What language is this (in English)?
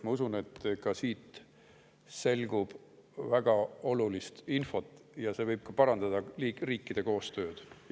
Estonian